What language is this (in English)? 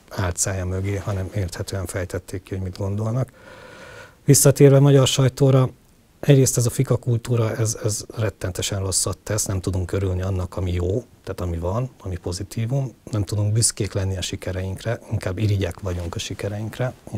Hungarian